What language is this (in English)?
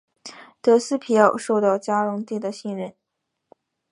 Chinese